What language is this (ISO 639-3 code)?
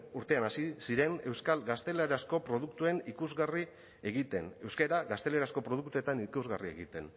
eus